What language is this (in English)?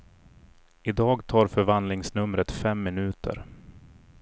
Swedish